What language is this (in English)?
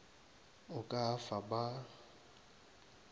Northern Sotho